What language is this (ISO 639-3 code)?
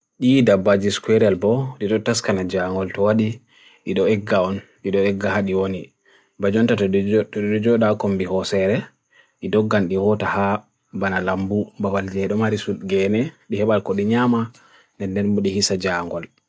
fui